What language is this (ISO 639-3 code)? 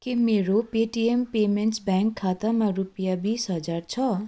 nep